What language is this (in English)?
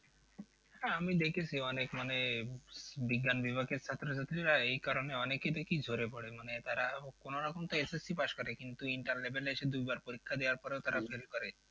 Bangla